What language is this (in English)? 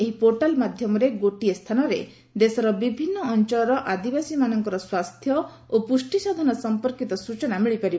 Odia